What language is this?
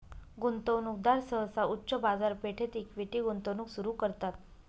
Marathi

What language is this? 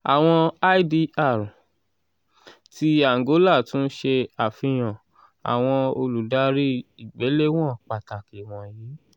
Yoruba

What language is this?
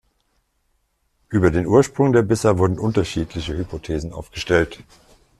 German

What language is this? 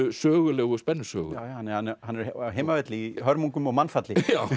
Icelandic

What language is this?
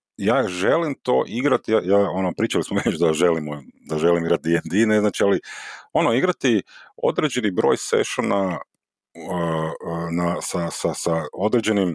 Croatian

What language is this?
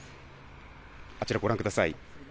Japanese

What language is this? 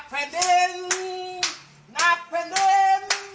Thai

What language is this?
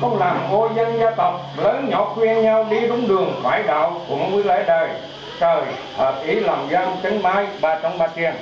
Vietnamese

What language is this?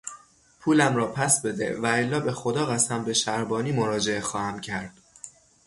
Persian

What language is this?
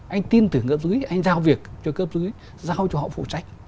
Vietnamese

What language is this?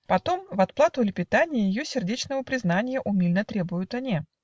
Russian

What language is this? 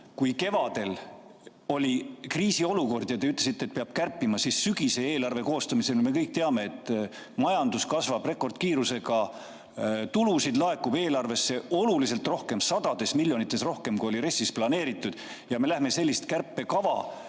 Estonian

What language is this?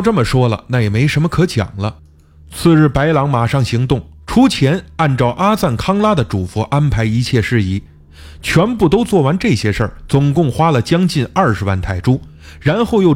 Chinese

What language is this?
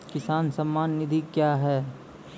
Maithili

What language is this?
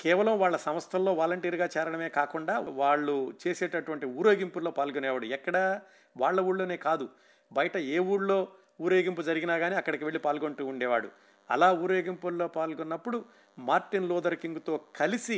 Telugu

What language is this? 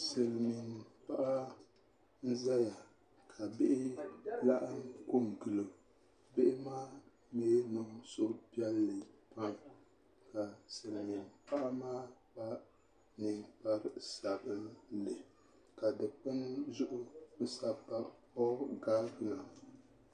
Dagbani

